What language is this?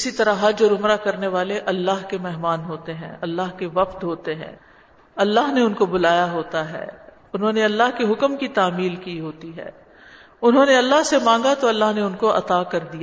Urdu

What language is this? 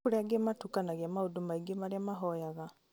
Kikuyu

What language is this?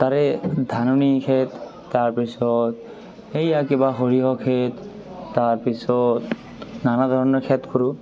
Assamese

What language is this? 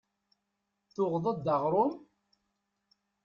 Kabyle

